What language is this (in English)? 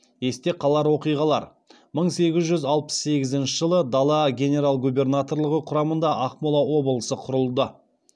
Kazakh